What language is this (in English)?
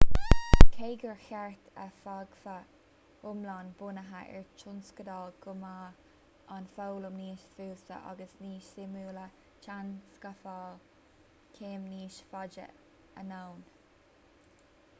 Irish